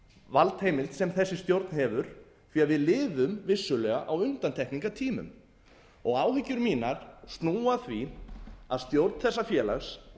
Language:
Icelandic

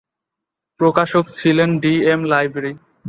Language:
Bangla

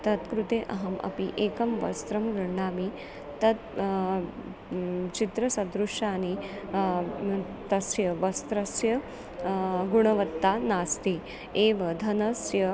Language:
Sanskrit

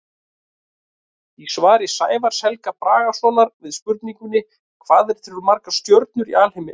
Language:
Icelandic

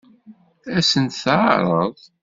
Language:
Kabyle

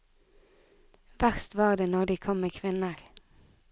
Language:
Norwegian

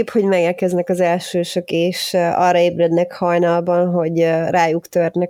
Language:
Hungarian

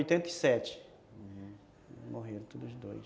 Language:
Portuguese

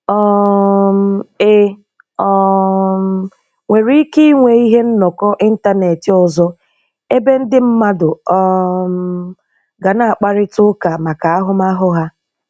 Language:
Igbo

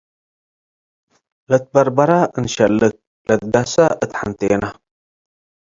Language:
Tigre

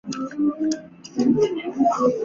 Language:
Chinese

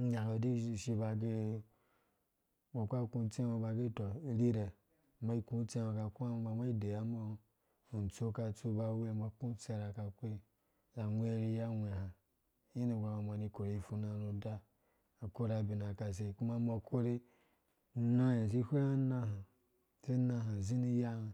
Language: Dũya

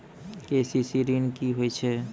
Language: Maithili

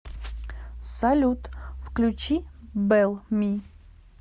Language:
Russian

